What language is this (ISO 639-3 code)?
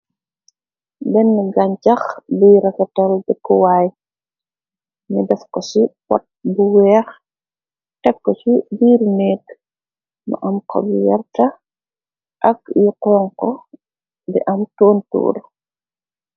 wol